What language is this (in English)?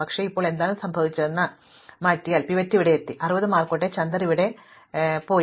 Malayalam